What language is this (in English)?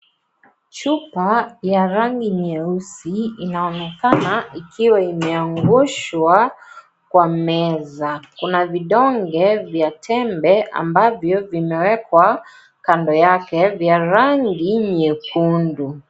Swahili